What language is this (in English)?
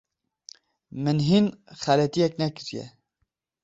Kurdish